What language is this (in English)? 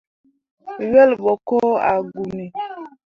Mundang